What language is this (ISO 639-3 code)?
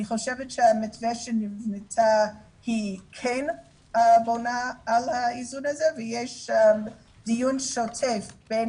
heb